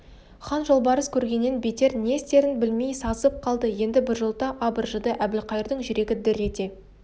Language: Kazakh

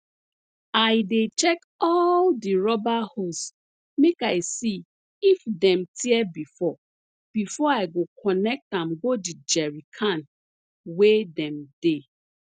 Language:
Nigerian Pidgin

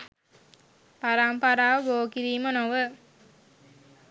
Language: Sinhala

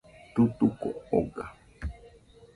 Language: Nüpode Huitoto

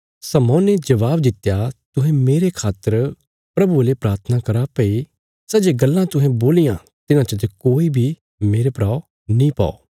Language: Bilaspuri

